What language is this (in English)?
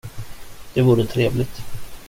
Swedish